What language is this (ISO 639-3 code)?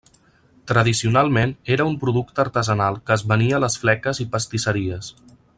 cat